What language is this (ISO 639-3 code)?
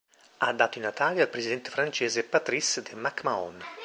ita